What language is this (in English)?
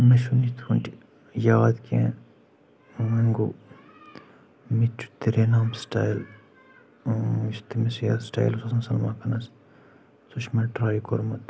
Kashmiri